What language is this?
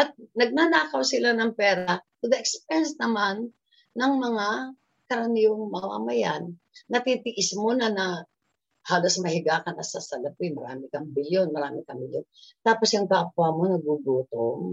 Filipino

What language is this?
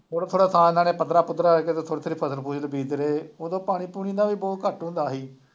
Punjabi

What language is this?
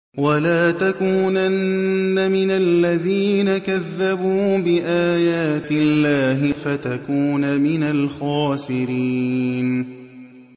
Arabic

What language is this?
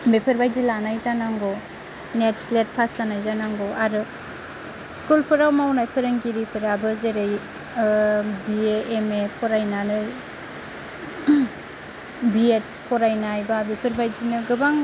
Bodo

